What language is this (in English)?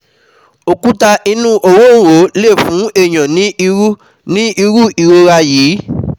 Yoruba